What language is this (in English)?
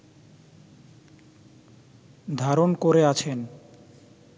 Bangla